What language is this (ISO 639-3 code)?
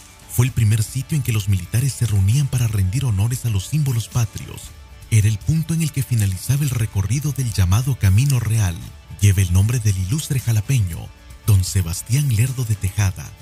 spa